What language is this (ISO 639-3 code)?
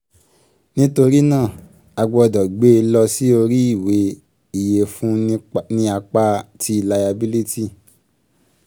yor